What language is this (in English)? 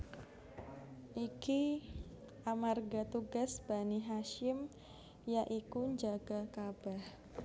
Javanese